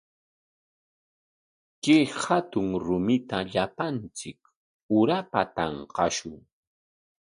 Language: Corongo Ancash Quechua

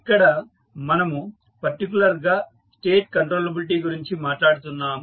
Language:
Telugu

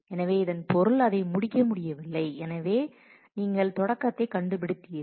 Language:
Tamil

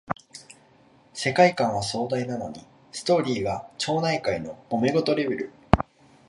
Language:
Japanese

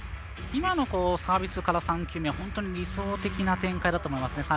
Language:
Japanese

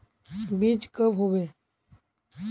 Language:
Magahi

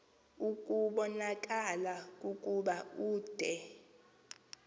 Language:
Xhosa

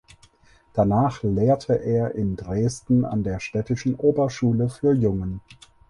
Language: German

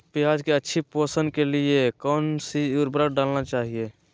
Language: Magahi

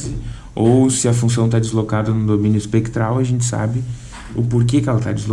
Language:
Portuguese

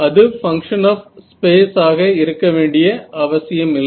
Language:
Tamil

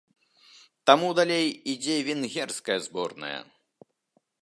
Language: Belarusian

